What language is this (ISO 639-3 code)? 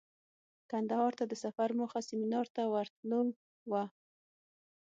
pus